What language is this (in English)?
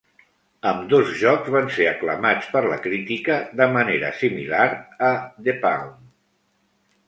Catalan